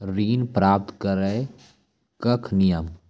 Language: Maithili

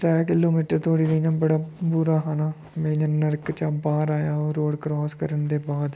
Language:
Dogri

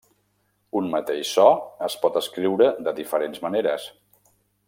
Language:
Catalan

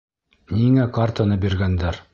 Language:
Bashkir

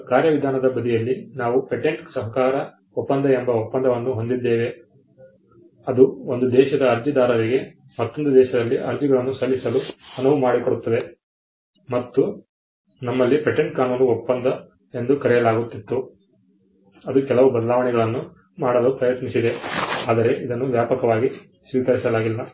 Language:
Kannada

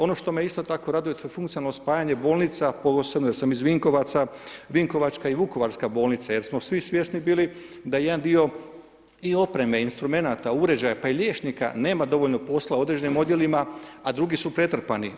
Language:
Croatian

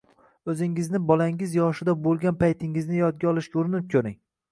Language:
Uzbek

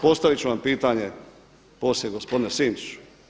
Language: Croatian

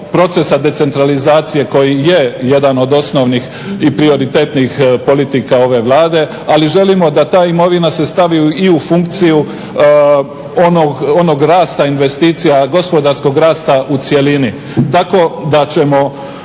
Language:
Croatian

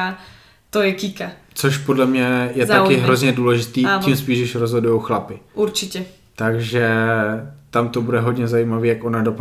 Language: Czech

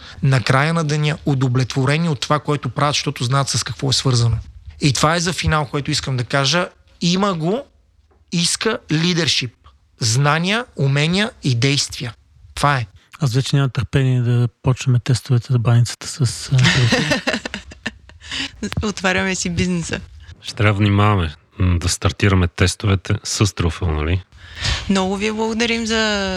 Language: Bulgarian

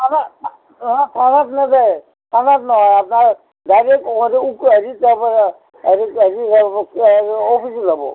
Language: Assamese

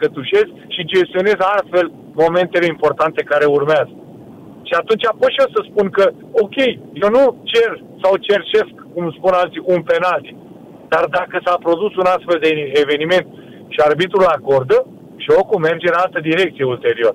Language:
Romanian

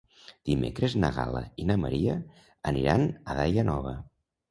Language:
Catalan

